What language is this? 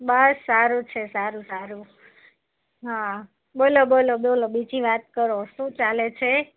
Gujarati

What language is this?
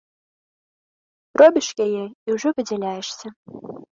Belarusian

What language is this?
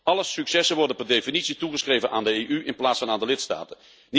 Dutch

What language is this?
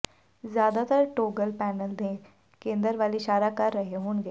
Punjabi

